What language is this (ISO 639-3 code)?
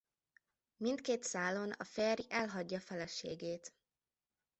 hun